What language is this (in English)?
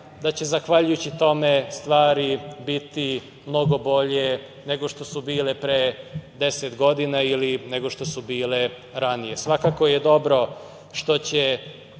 Serbian